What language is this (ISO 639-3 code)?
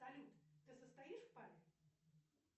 rus